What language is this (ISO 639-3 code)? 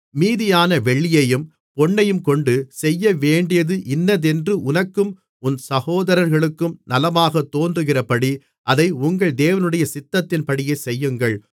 tam